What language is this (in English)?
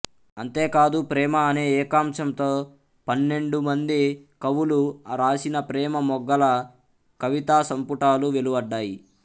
Telugu